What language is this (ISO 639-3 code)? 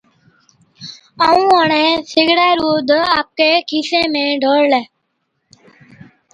odk